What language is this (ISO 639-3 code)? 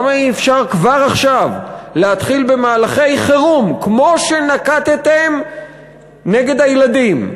heb